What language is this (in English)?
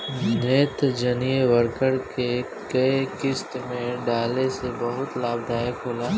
Bhojpuri